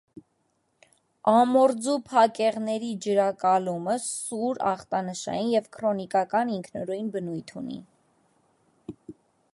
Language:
Armenian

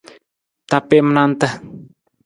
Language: Nawdm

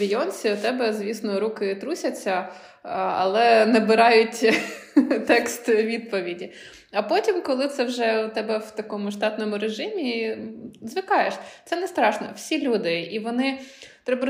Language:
Ukrainian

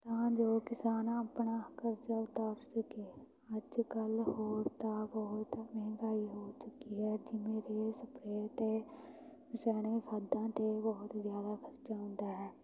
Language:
Punjabi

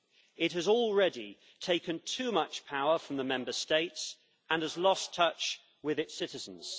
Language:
English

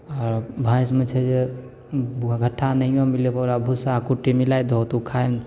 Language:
Maithili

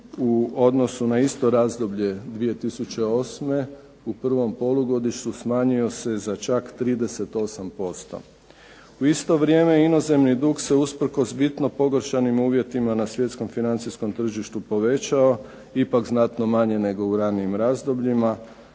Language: Croatian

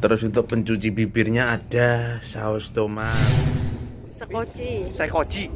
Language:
Indonesian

